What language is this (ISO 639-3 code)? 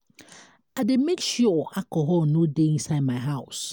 pcm